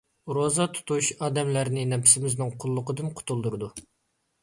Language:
Uyghur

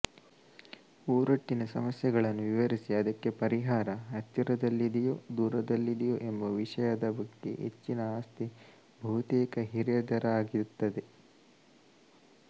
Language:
Kannada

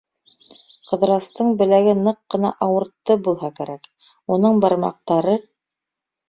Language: Bashkir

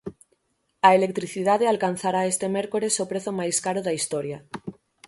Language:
Galician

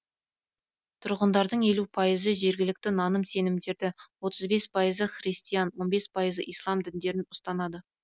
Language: Kazakh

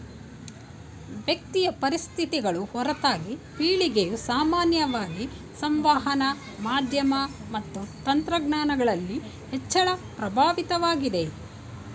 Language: Kannada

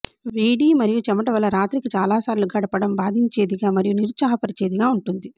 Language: Telugu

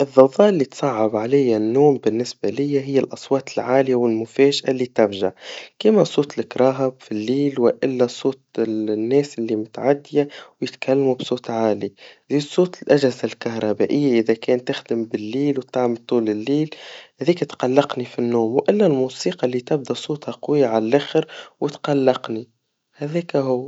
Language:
Tunisian Arabic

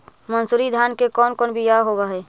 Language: Magahi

